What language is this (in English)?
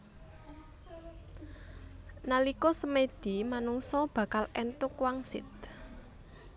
Javanese